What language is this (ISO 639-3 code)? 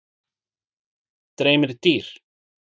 isl